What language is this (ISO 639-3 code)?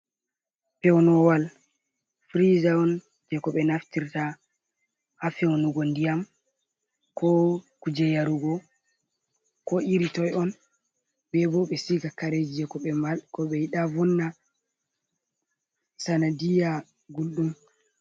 ful